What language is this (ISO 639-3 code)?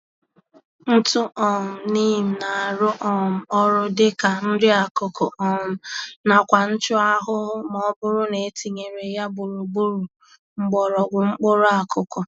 ibo